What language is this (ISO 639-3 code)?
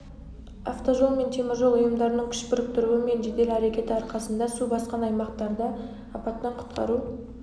kaz